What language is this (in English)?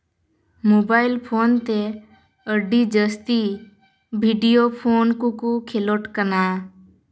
Santali